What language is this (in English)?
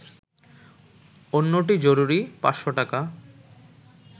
Bangla